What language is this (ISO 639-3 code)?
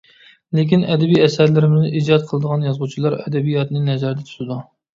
uig